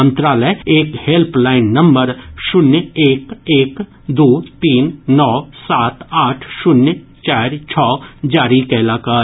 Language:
Maithili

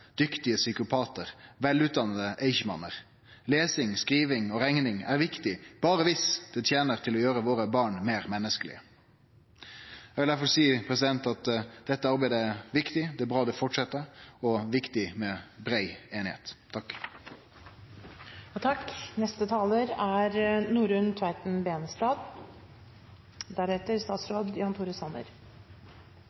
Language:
Norwegian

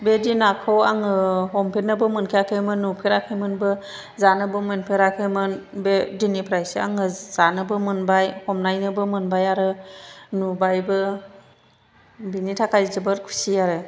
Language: Bodo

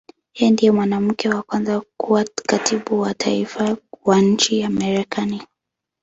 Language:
Swahili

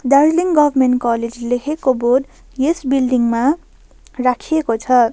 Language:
Nepali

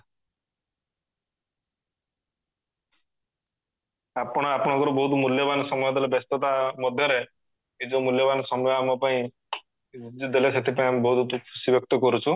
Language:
Odia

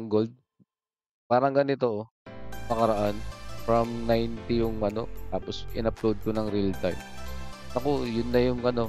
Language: Filipino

